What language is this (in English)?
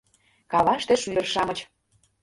Mari